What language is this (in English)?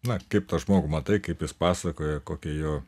Lithuanian